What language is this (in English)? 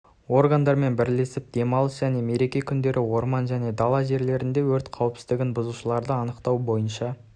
Kazakh